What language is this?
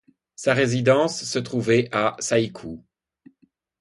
French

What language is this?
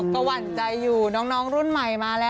Thai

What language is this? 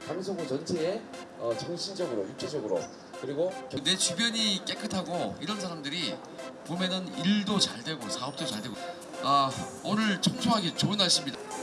Korean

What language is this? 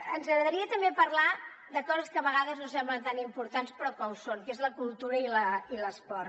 Catalan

